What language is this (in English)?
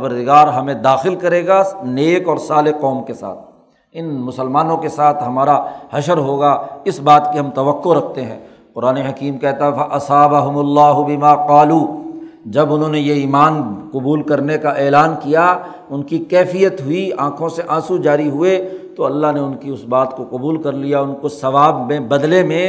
Urdu